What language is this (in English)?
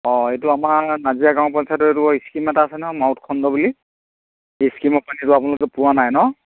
Assamese